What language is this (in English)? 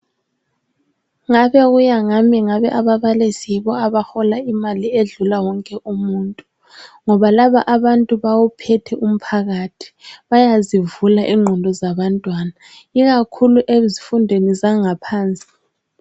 North Ndebele